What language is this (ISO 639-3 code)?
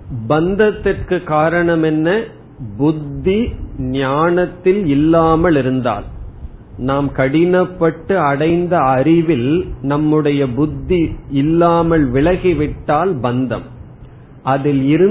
tam